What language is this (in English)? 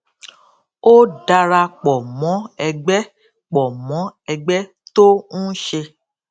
Yoruba